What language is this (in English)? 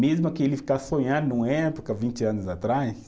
Portuguese